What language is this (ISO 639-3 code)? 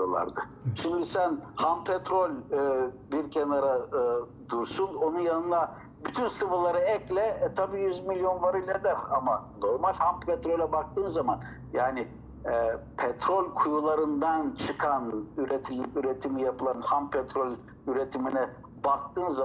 tur